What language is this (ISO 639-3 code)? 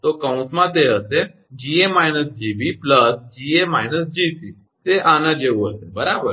guj